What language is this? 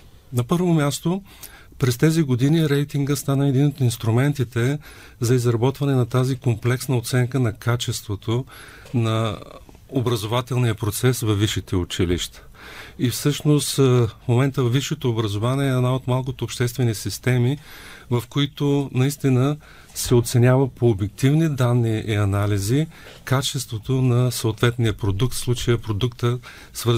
Bulgarian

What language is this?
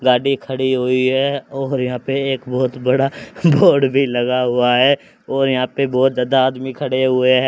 Hindi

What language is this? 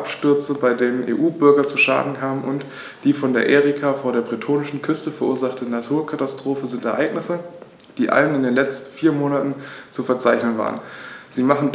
German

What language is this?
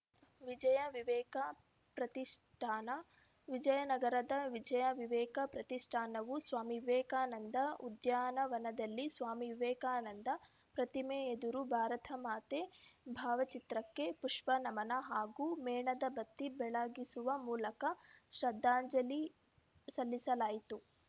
Kannada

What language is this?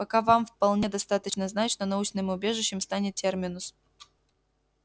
Russian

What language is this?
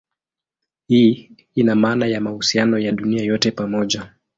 Swahili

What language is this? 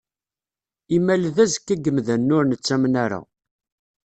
Kabyle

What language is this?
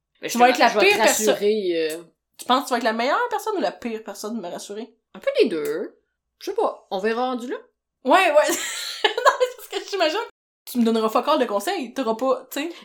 French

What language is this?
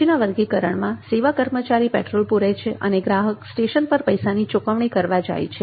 Gujarati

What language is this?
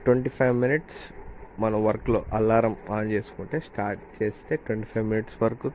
Telugu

